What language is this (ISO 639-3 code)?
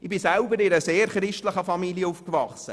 gsw